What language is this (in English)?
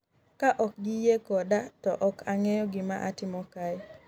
Luo (Kenya and Tanzania)